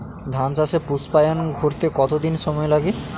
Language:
Bangla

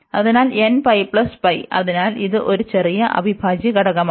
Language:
Malayalam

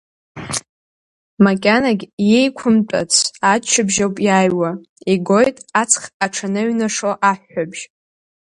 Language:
Abkhazian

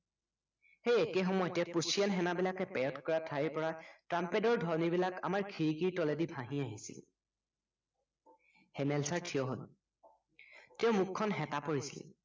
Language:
Assamese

